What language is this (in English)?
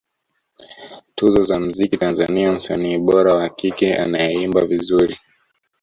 Swahili